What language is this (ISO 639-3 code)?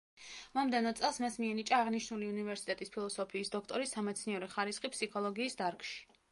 kat